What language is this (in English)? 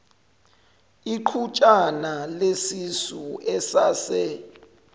Zulu